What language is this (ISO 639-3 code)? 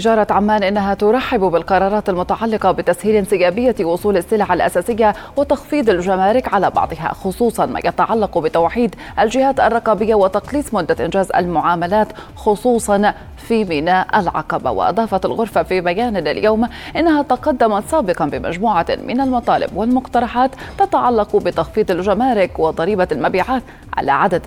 ara